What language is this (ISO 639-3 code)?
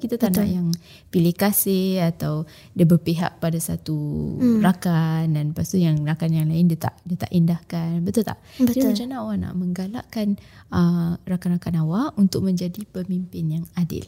msa